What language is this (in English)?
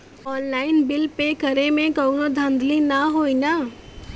Bhojpuri